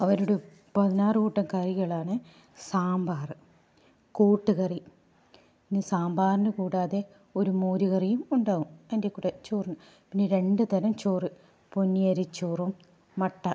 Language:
Malayalam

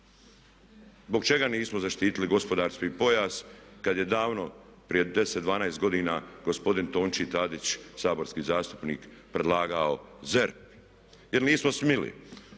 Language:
Croatian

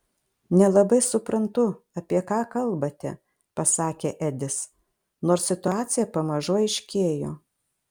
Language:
Lithuanian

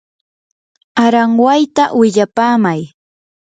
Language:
Yanahuanca Pasco Quechua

